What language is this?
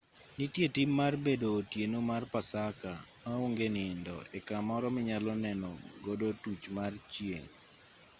Luo (Kenya and Tanzania)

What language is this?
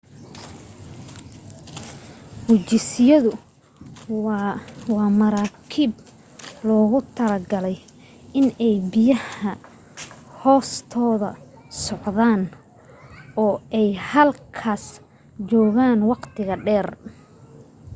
Somali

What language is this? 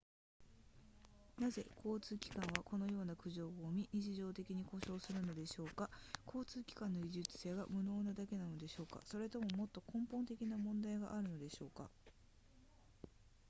Japanese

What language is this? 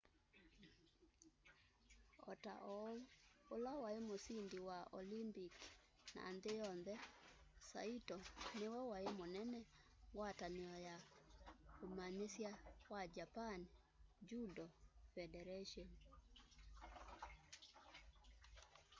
Kamba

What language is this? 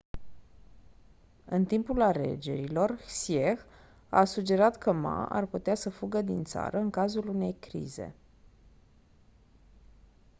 Romanian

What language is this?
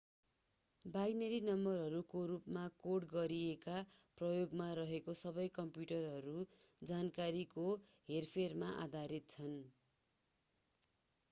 Nepali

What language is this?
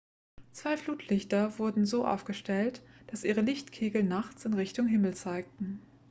German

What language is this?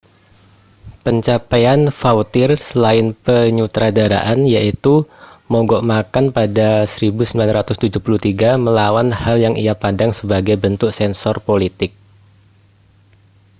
Indonesian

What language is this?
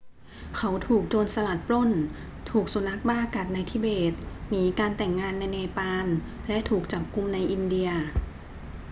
Thai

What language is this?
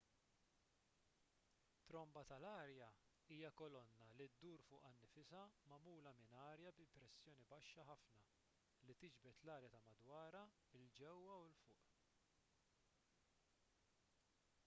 Maltese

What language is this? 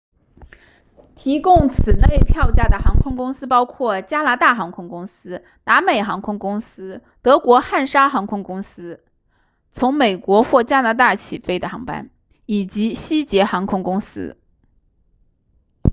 Chinese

